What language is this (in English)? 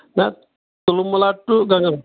Kashmiri